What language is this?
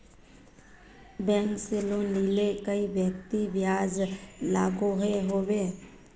Magahi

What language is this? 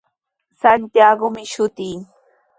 Sihuas Ancash Quechua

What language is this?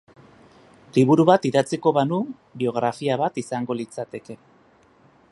Basque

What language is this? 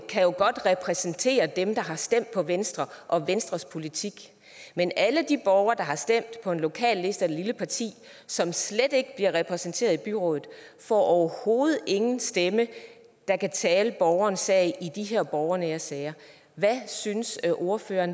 Danish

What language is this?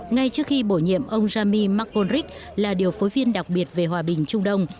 Vietnamese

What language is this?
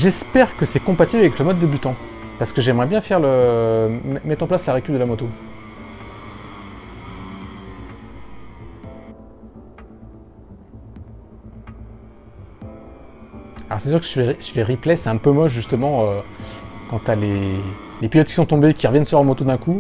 French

